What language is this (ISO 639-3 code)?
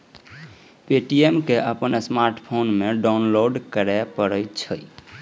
mai